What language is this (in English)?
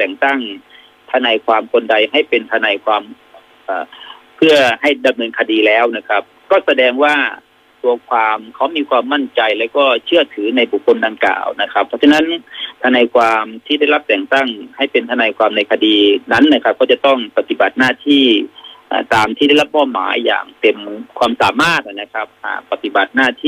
Thai